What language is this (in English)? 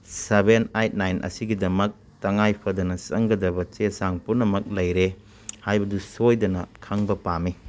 Manipuri